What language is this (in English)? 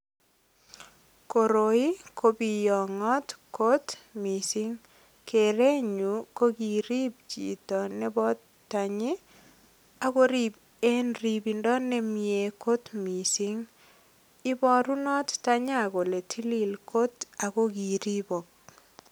Kalenjin